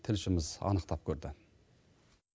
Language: Kazakh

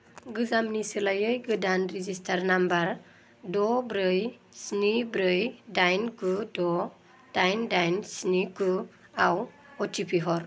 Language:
Bodo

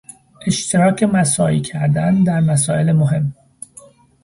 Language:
Persian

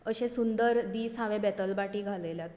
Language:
Konkani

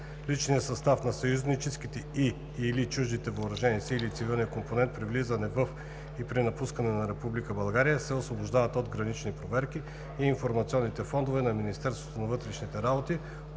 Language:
Bulgarian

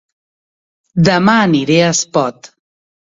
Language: Catalan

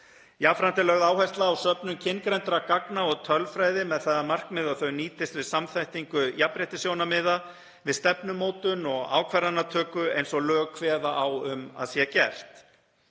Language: Icelandic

